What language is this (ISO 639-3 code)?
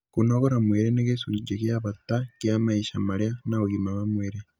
kik